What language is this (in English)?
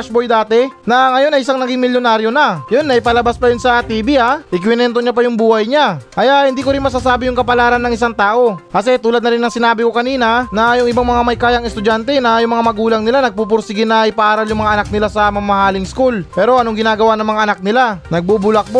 Filipino